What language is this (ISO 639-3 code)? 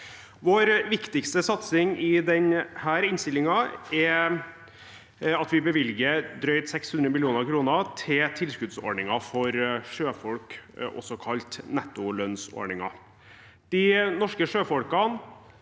nor